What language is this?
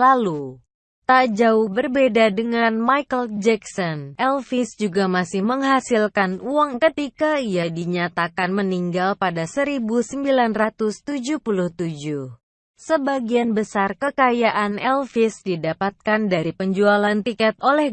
Indonesian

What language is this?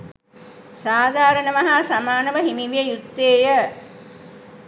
Sinhala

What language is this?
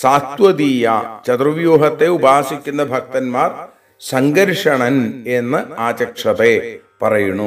Hindi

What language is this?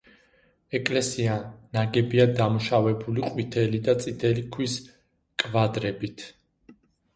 Georgian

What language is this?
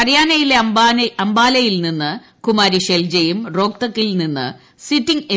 Malayalam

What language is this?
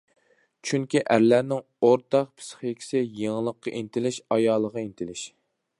Uyghur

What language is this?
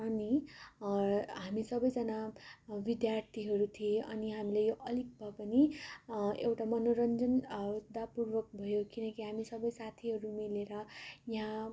Nepali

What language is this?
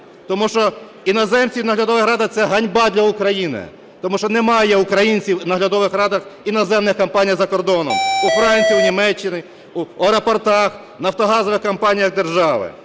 Ukrainian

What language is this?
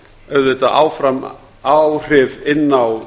Icelandic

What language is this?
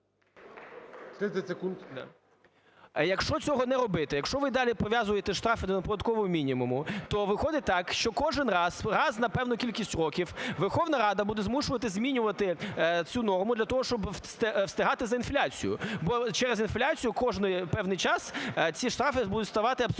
Ukrainian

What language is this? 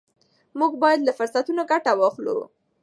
Pashto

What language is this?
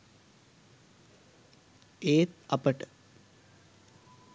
Sinhala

